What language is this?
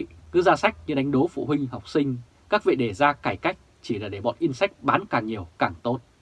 Vietnamese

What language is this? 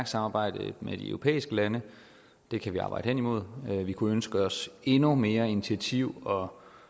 Danish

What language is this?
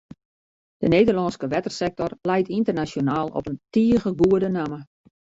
Western Frisian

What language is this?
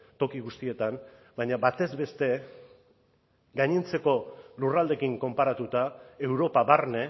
Basque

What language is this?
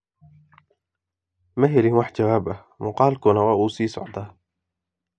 Somali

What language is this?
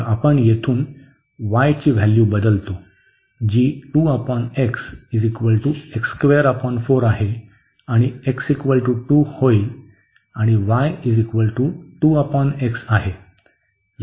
Marathi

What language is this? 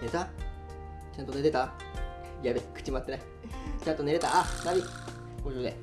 Japanese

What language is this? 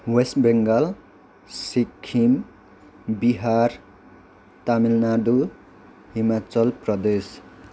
Nepali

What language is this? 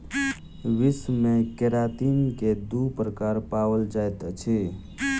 Maithili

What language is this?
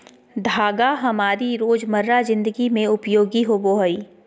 Magahi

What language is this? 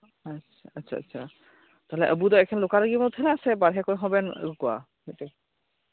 Santali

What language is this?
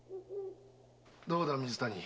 Japanese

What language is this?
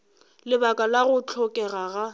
Northern Sotho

